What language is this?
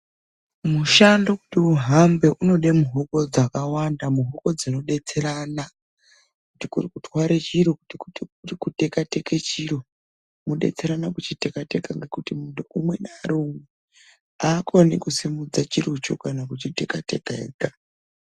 Ndau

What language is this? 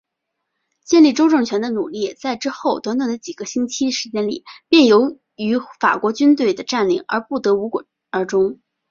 Chinese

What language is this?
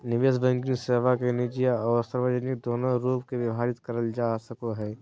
Magahi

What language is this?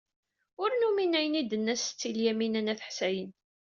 Kabyle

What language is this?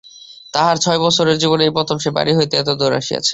Bangla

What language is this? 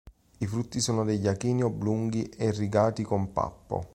Italian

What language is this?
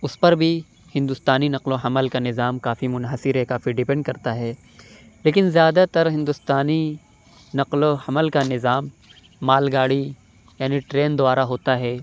Urdu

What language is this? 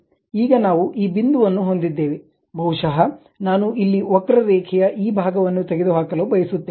Kannada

